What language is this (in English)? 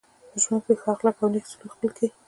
Pashto